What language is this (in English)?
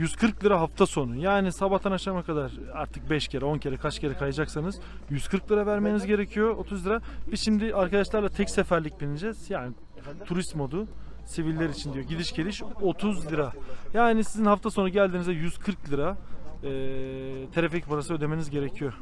Turkish